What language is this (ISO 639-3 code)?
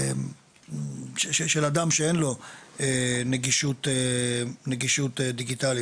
heb